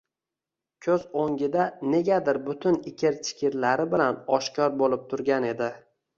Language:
Uzbek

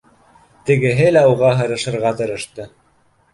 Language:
Bashkir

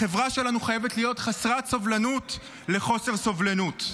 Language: Hebrew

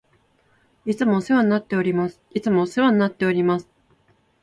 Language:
Japanese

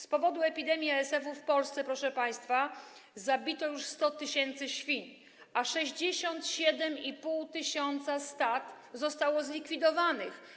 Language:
Polish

